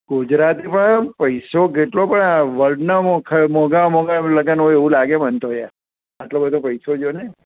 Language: Gujarati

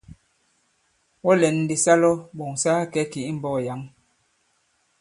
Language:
Bankon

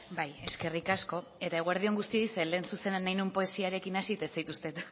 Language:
Basque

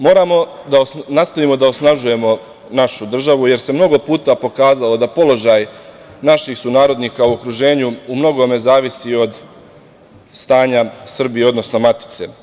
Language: Serbian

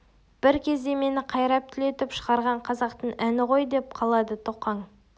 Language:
Kazakh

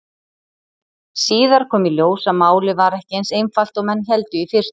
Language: Icelandic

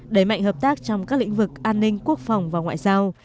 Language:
Vietnamese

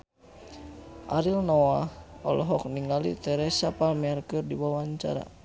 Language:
Sundanese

